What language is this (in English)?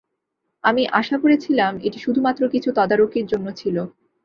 Bangla